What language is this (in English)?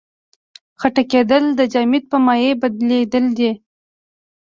Pashto